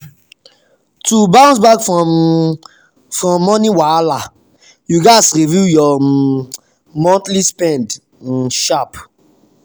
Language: Nigerian Pidgin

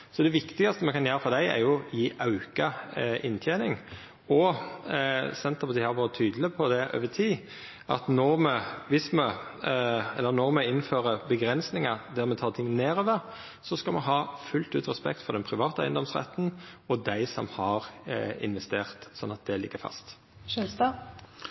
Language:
Norwegian Nynorsk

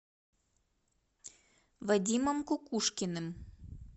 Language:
Russian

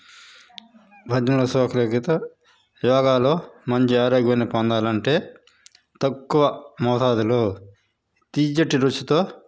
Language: Telugu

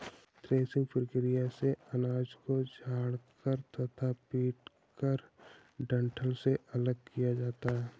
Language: Hindi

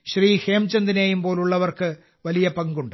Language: Malayalam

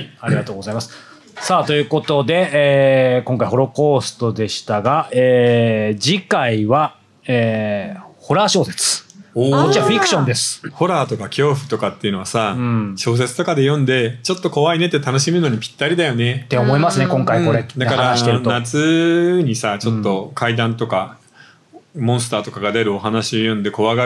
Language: Japanese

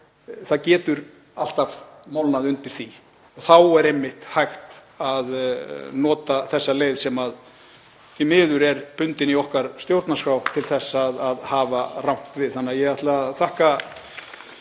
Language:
Icelandic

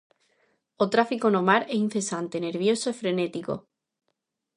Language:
Galician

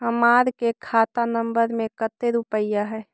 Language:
Magahi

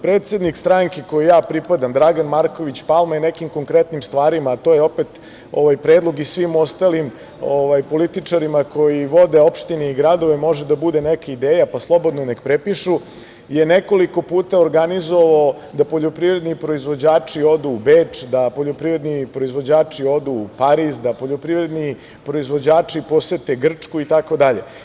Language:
Serbian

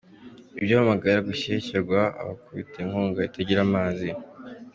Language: Kinyarwanda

